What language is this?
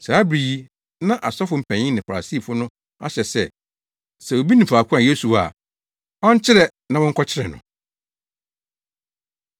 Akan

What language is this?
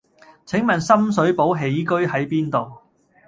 Cantonese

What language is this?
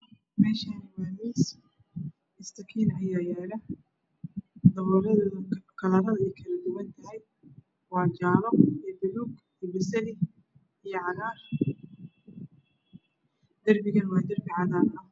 Somali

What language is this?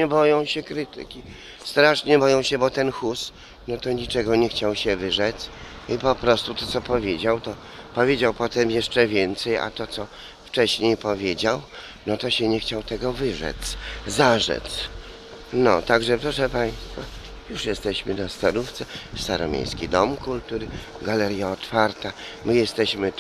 Polish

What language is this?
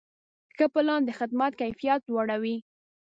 Pashto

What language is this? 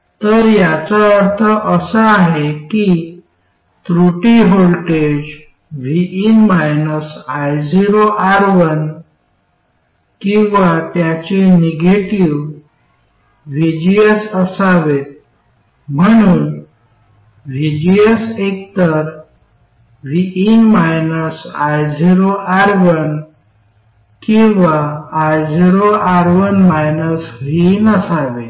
Marathi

